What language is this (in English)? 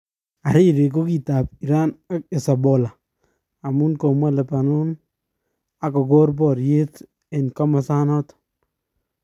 Kalenjin